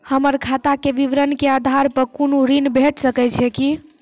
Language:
Maithili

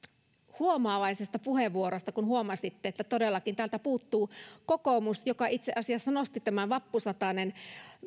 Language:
Finnish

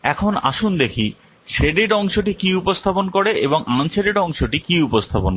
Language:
Bangla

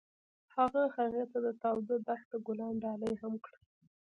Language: Pashto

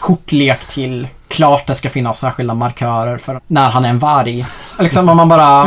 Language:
Swedish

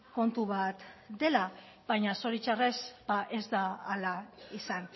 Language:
Basque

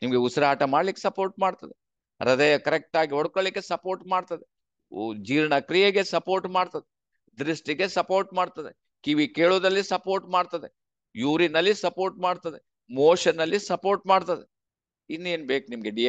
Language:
Kannada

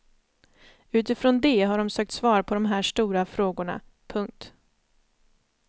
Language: Swedish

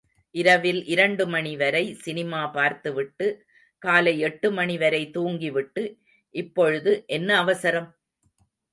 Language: Tamil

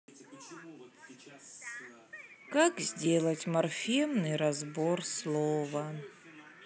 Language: Russian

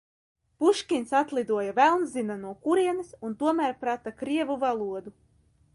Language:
Latvian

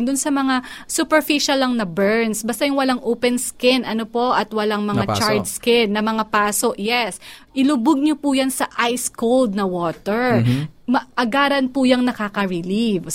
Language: Filipino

